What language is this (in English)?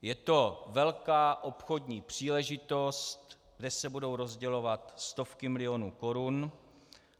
Czech